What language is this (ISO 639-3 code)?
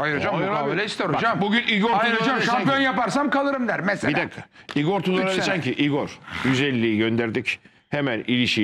tur